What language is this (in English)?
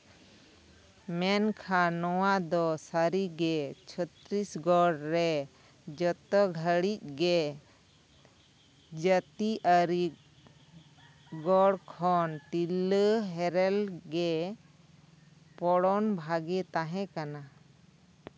Santali